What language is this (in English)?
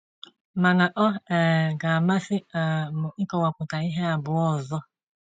Igbo